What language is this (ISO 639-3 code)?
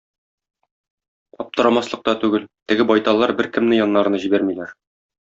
tat